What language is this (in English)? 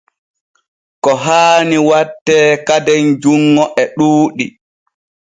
Borgu Fulfulde